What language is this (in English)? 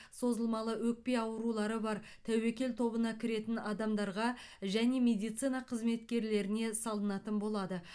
Kazakh